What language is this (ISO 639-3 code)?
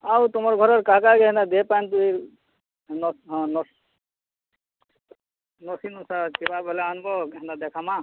ori